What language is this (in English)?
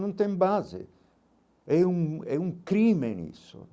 Portuguese